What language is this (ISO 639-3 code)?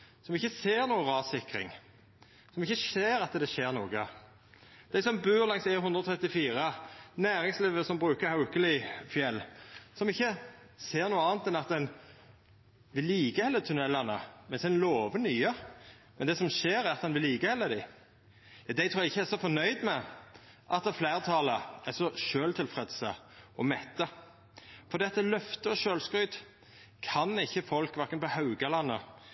nno